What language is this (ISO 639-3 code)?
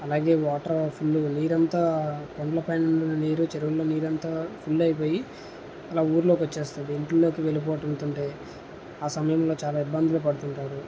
tel